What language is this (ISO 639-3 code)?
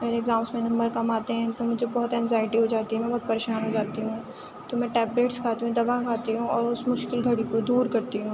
urd